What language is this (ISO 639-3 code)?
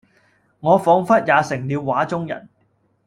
yue